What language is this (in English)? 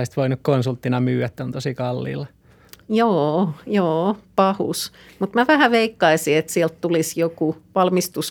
Finnish